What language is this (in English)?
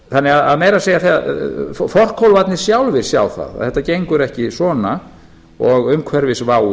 Icelandic